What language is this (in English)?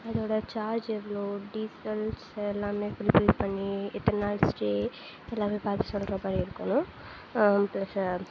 Tamil